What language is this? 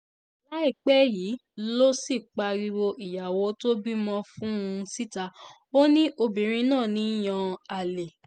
Yoruba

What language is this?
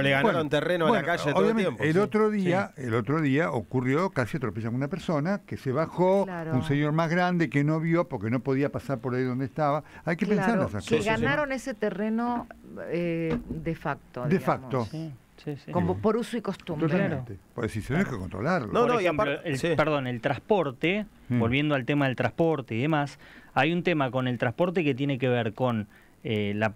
Spanish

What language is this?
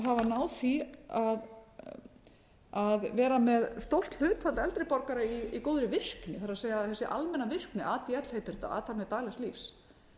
Icelandic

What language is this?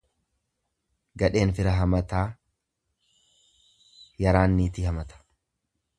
Oromo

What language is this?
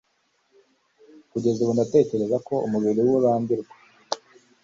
Kinyarwanda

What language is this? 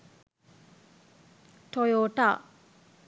Sinhala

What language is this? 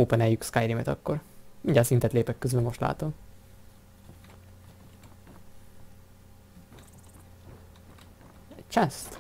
Hungarian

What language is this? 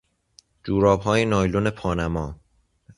Persian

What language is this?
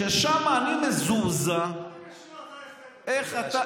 Hebrew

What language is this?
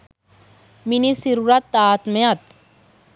Sinhala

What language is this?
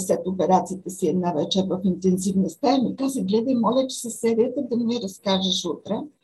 Bulgarian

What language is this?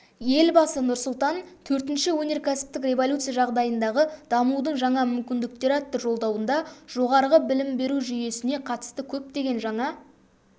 Kazakh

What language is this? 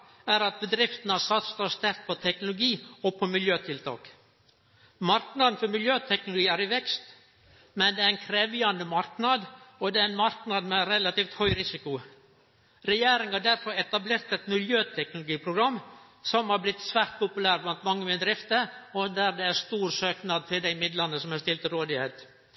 Norwegian Nynorsk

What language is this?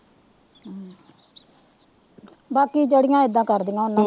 Punjabi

